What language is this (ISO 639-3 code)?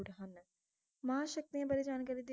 pan